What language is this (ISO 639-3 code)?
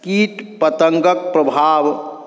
mai